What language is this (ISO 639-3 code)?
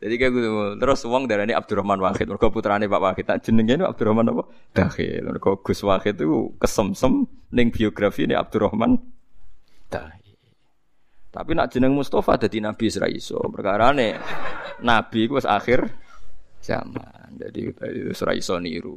ind